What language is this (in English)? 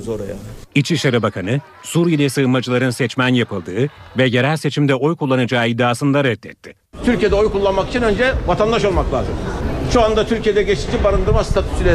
Turkish